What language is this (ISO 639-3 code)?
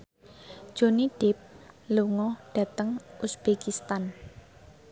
jav